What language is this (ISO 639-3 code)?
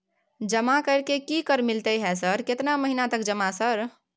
mai